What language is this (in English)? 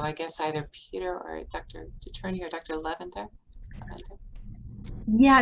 English